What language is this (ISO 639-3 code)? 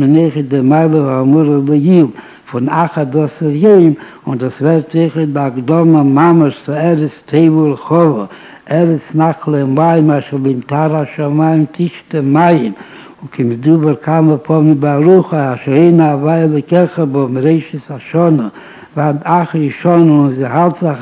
heb